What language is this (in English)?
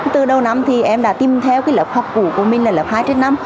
Vietnamese